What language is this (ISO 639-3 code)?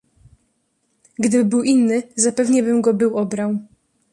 pol